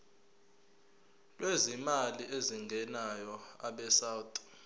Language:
Zulu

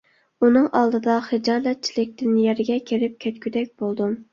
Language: Uyghur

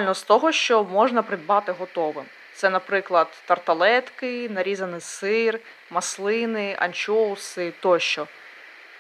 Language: Ukrainian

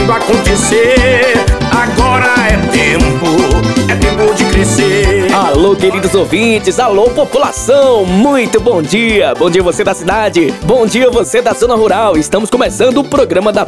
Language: Portuguese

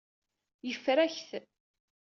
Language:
Kabyle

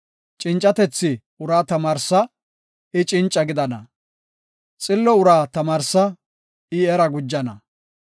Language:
Gofa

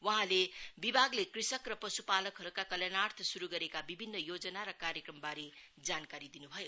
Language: Nepali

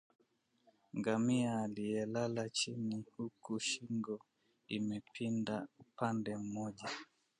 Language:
Swahili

